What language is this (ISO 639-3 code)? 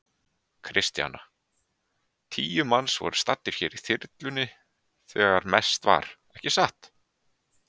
isl